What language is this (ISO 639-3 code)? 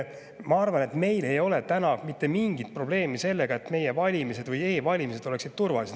est